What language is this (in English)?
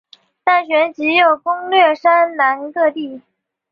Chinese